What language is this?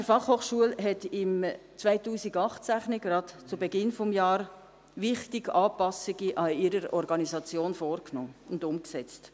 Swiss German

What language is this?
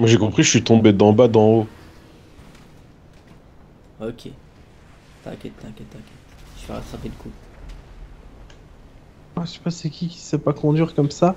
French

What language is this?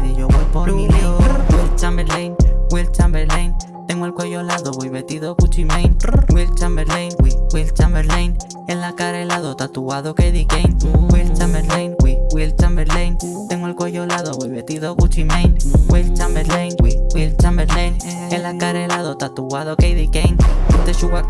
Portuguese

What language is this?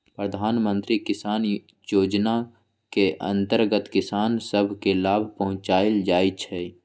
Magahi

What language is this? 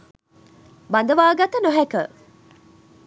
Sinhala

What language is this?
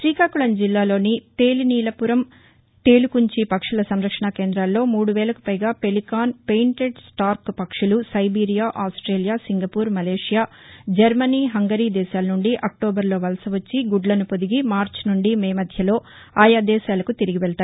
Telugu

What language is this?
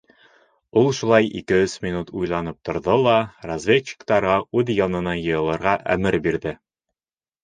Bashkir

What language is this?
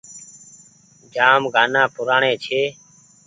Goaria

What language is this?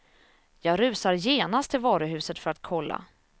Swedish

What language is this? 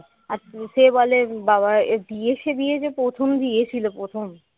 Bangla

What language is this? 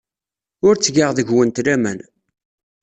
Kabyle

